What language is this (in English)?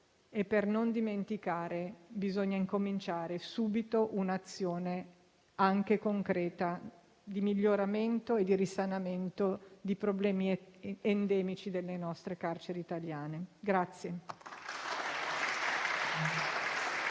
Italian